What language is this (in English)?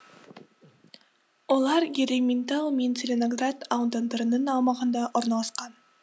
Kazakh